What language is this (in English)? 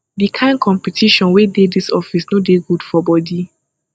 Nigerian Pidgin